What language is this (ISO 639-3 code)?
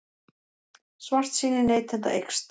isl